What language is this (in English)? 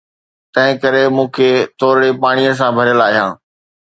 Sindhi